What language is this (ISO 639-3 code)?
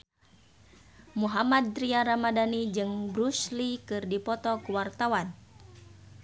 sun